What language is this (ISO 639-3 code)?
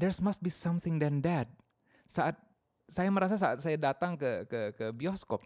ind